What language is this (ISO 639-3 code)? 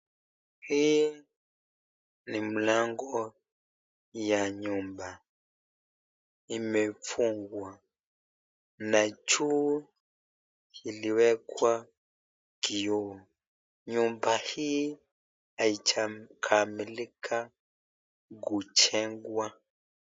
swa